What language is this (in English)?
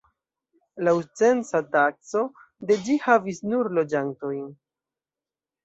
Esperanto